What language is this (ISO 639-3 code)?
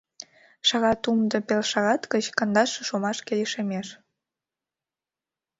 chm